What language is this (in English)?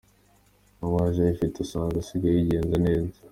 Kinyarwanda